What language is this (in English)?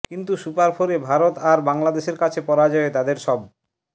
Bangla